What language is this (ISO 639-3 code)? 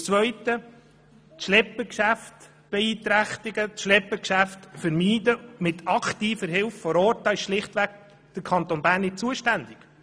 gsw